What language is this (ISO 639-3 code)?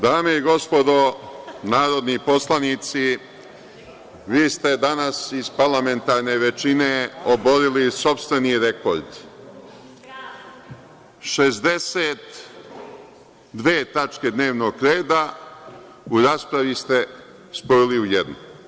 srp